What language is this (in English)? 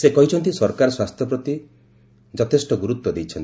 Odia